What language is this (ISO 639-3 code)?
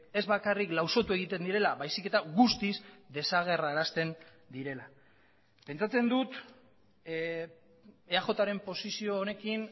eus